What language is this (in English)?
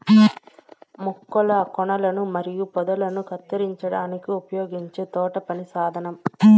Telugu